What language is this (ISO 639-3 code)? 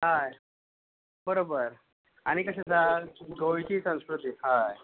kok